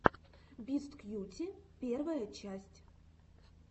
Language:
Russian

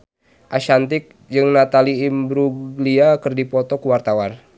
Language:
Sundanese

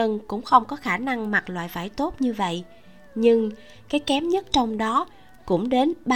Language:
Vietnamese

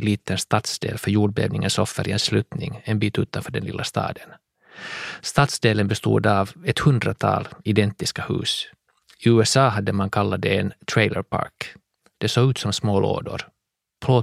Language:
Swedish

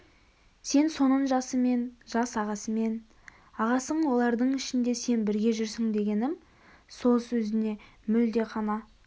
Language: Kazakh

